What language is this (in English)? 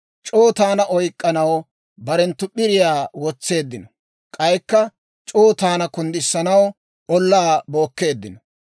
Dawro